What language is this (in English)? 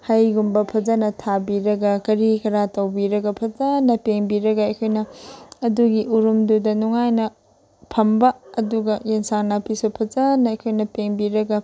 Manipuri